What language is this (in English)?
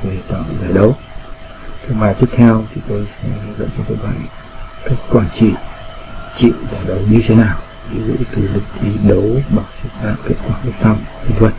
Vietnamese